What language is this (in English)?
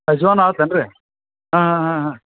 Kannada